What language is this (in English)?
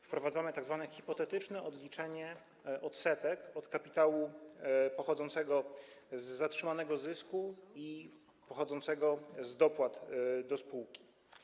Polish